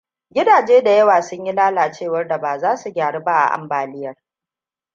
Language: Hausa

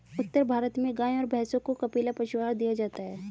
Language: Hindi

